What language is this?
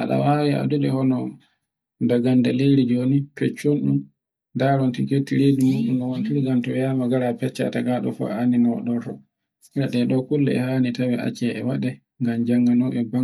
Borgu Fulfulde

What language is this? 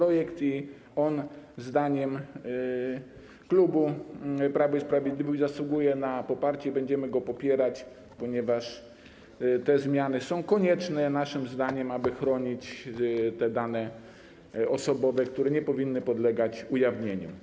Polish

